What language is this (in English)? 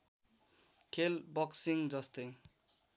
Nepali